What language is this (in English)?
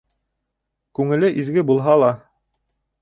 Bashkir